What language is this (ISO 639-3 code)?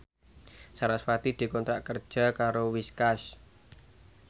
jav